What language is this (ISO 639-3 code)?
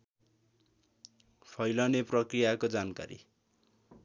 nep